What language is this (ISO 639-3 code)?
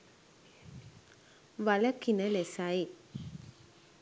sin